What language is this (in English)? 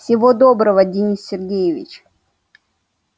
Russian